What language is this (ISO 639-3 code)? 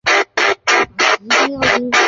zho